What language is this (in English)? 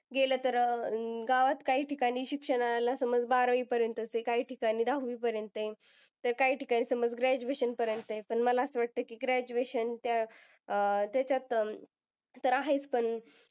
Marathi